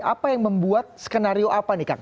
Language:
Indonesian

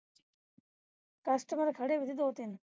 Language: Punjabi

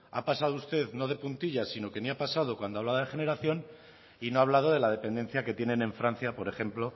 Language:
Spanish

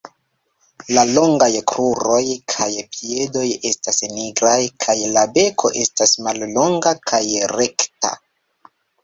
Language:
Esperanto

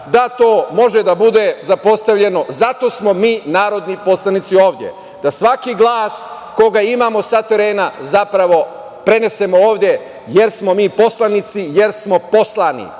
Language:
Serbian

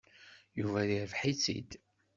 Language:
Kabyle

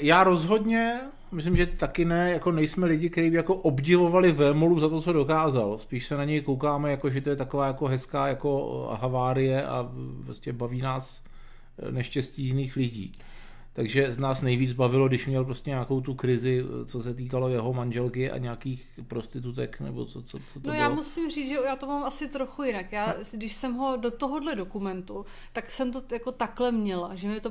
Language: Czech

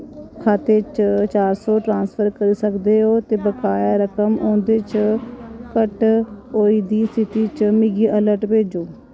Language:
Dogri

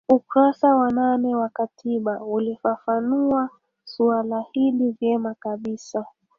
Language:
Swahili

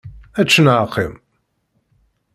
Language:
Kabyle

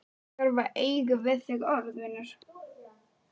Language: Icelandic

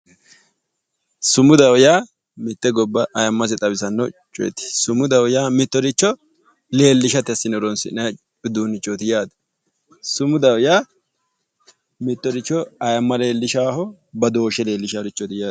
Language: Sidamo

